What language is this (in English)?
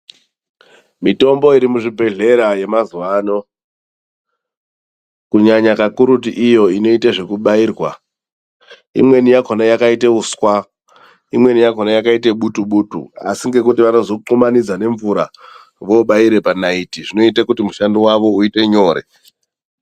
Ndau